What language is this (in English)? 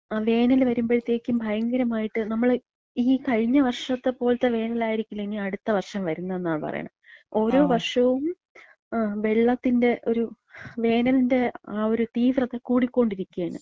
Malayalam